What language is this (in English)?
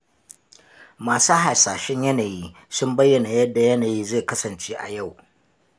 Hausa